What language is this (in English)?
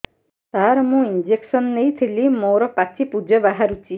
Odia